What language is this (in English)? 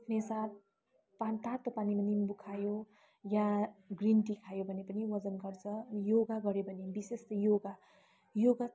Nepali